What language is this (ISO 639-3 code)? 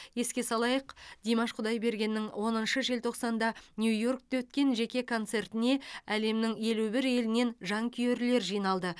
kaz